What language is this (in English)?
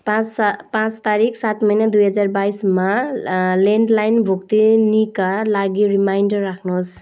Nepali